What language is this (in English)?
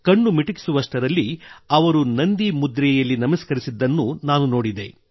Kannada